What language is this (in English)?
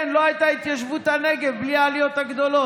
Hebrew